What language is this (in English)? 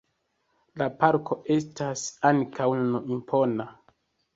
Esperanto